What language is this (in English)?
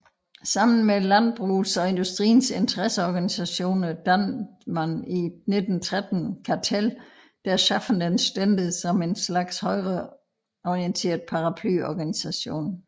Danish